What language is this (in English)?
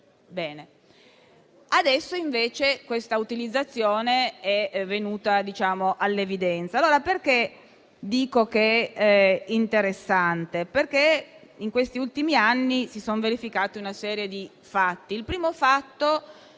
Italian